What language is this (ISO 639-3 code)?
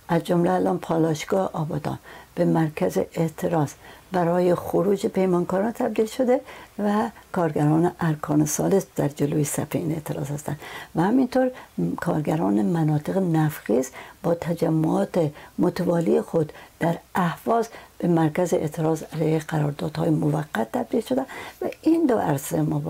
fas